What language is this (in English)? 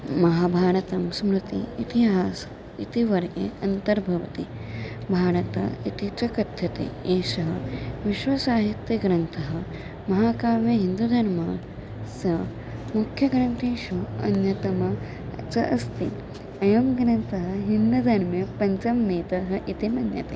Sanskrit